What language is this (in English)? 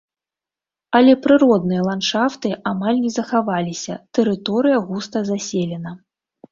Belarusian